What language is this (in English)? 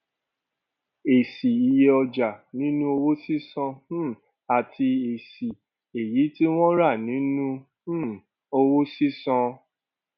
Yoruba